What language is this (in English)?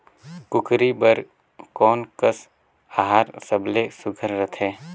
Chhattisgarhi